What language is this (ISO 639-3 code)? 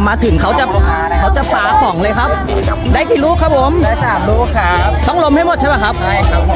tha